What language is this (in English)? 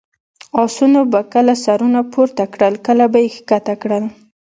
Pashto